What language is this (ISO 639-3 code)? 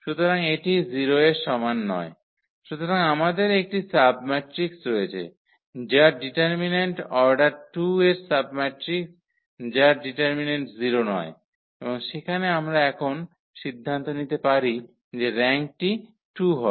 ben